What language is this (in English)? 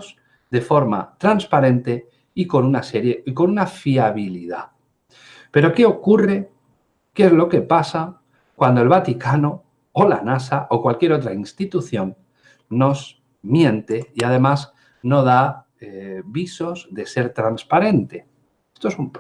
Spanish